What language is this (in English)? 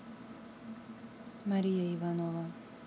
Russian